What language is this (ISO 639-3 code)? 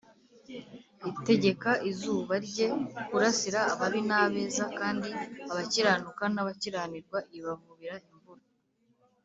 kin